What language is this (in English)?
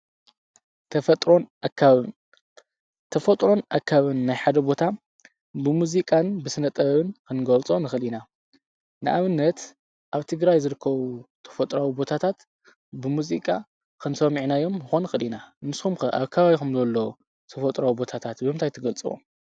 Tigrinya